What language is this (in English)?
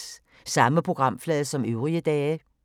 Danish